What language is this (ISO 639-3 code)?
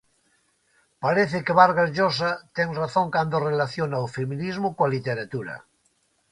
glg